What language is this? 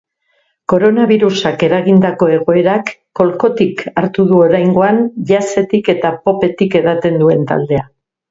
Basque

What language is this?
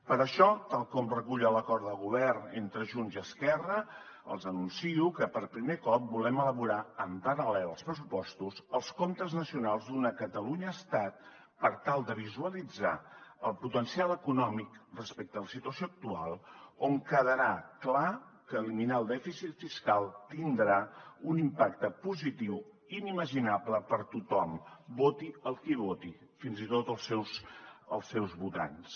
Catalan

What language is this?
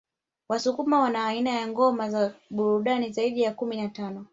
Swahili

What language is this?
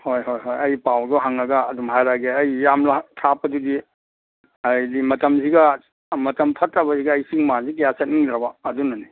Manipuri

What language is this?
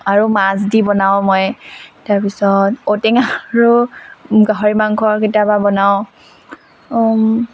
Assamese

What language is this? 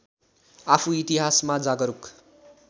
Nepali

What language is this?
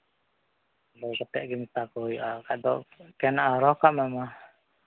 Santali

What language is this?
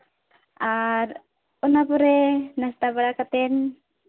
Santali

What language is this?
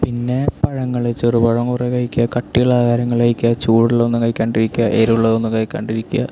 Malayalam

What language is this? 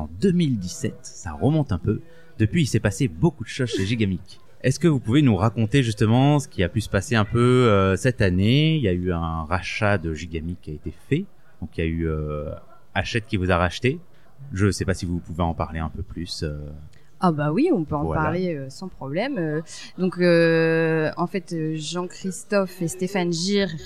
French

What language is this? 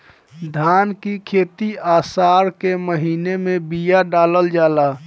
Bhojpuri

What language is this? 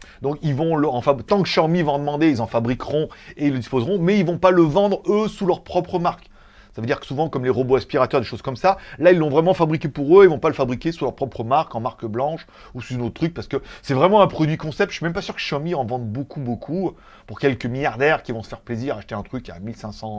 French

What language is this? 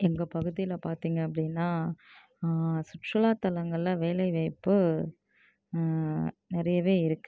Tamil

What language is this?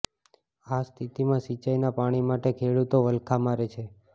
Gujarati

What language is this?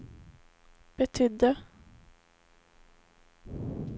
Swedish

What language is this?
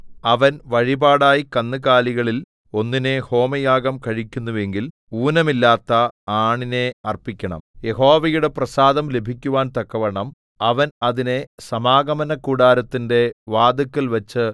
Malayalam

